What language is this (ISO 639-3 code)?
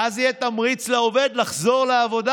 heb